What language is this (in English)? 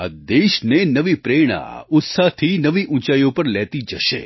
Gujarati